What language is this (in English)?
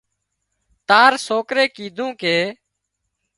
Wadiyara Koli